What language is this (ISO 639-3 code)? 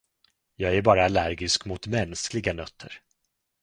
swe